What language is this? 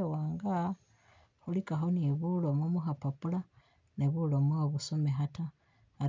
Masaaba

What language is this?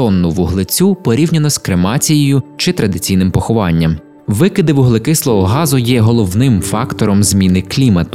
Ukrainian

